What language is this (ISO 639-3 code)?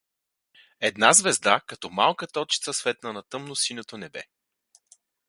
bul